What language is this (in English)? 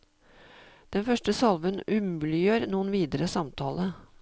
Norwegian